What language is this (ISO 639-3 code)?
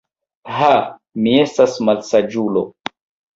epo